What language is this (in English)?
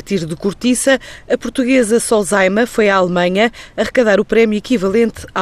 Portuguese